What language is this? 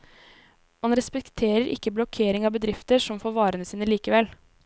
Norwegian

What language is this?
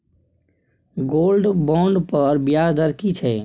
Maithili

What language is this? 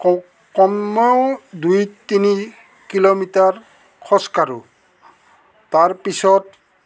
Assamese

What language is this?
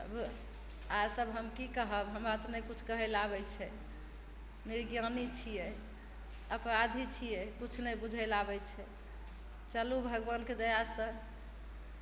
Maithili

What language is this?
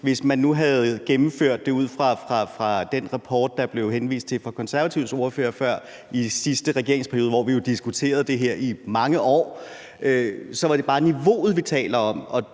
Danish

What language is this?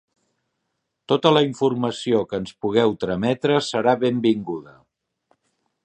Catalan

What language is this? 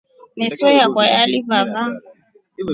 Rombo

